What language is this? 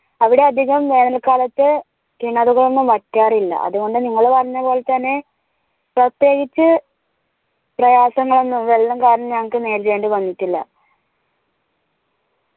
Malayalam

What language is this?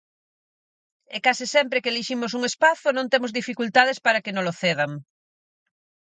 Galician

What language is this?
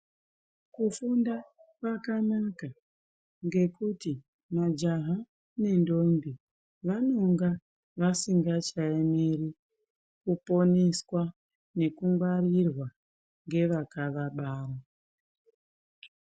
Ndau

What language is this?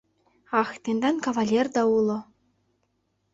Mari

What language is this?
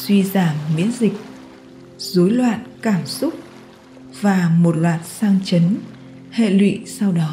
Vietnamese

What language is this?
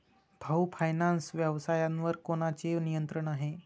Marathi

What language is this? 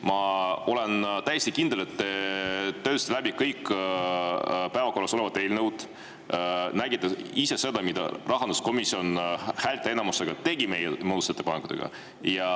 Estonian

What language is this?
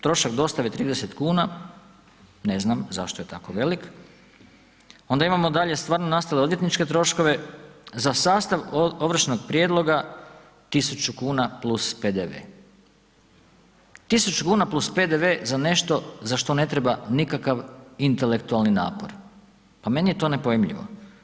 Croatian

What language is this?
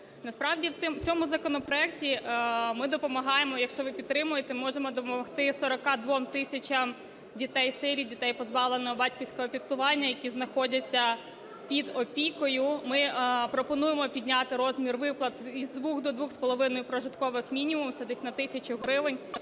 Ukrainian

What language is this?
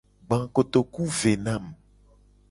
Gen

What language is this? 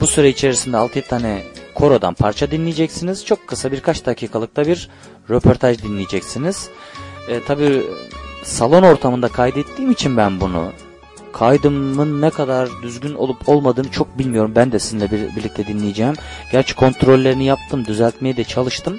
Turkish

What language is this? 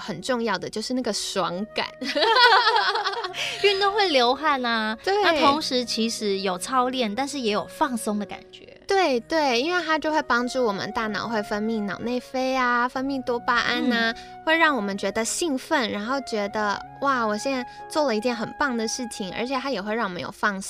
Chinese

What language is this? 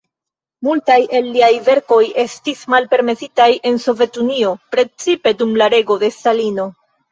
Esperanto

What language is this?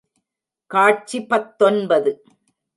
Tamil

